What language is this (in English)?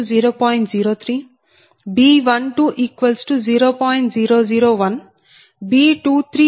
Telugu